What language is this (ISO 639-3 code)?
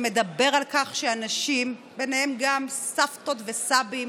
heb